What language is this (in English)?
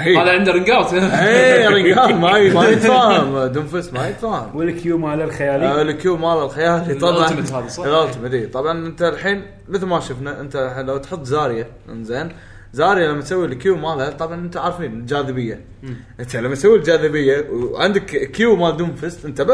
Arabic